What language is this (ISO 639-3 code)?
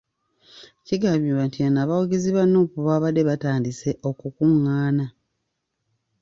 lug